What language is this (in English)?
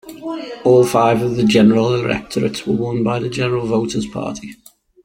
English